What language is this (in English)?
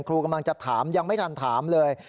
Thai